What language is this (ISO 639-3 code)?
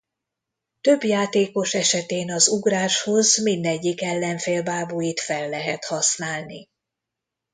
hun